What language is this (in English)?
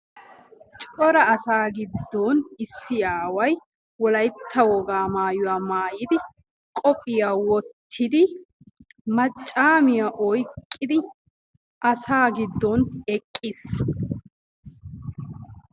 Wolaytta